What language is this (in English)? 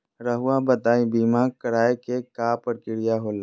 Magahi